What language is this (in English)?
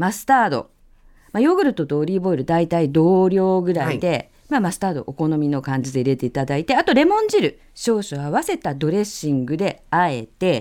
Japanese